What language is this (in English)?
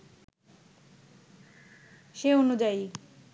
Bangla